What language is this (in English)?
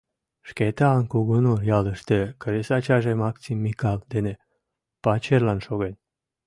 Mari